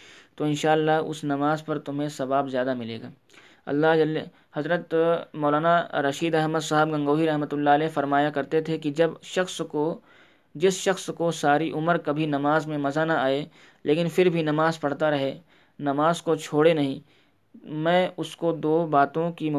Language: Urdu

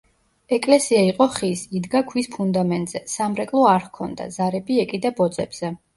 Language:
Georgian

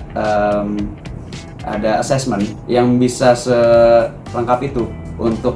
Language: Indonesian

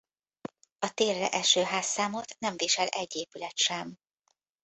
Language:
Hungarian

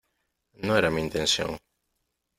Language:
Spanish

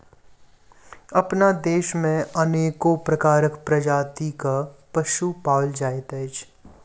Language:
Maithili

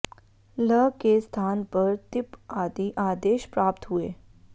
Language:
Sanskrit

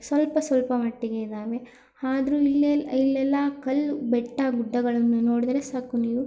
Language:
Kannada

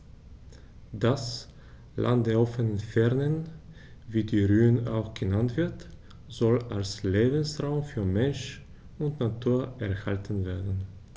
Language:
German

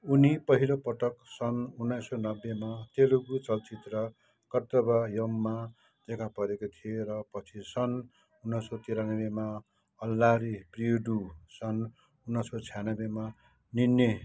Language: Nepali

